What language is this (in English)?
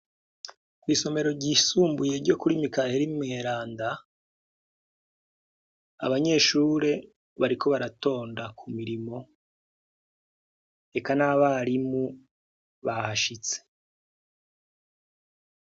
Rundi